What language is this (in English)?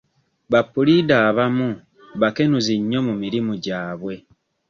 Ganda